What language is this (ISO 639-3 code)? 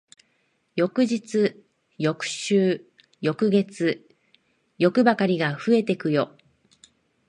jpn